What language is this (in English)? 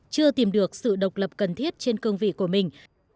Vietnamese